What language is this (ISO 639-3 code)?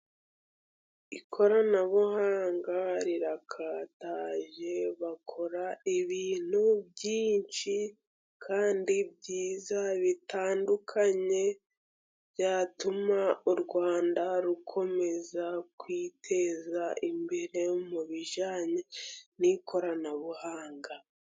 kin